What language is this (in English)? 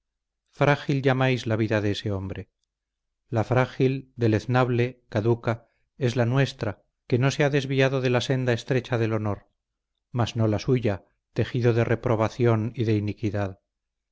Spanish